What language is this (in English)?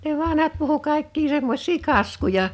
Finnish